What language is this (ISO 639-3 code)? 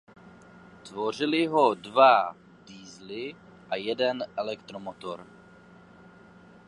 ces